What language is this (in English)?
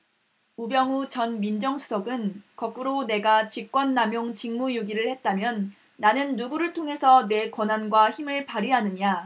Korean